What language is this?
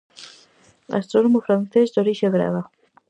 Galician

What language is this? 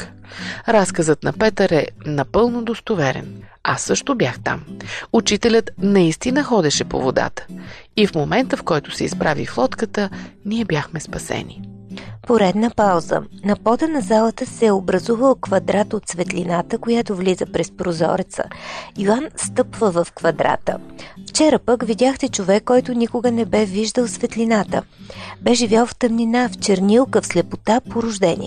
Bulgarian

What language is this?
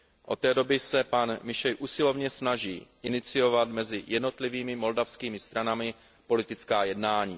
Czech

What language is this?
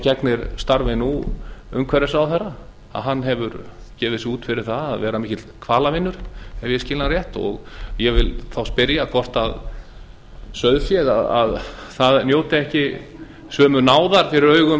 Icelandic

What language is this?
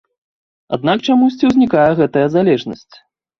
Belarusian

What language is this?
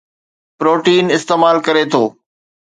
Sindhi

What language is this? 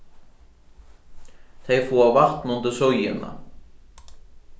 Faroese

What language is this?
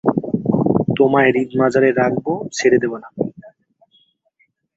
Bangla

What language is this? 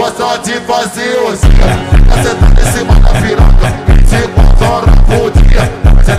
Arabic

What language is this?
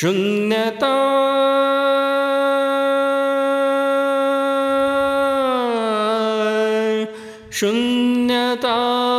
Marathi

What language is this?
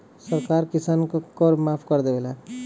Bhojpuri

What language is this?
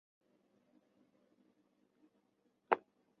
Chinese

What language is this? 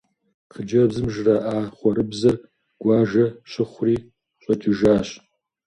Kabardian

